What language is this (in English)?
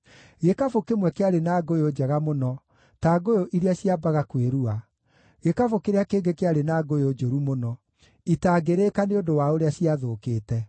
Kikuyu